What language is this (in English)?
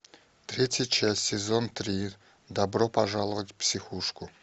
Russian